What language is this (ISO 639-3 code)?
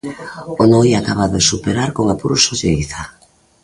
glg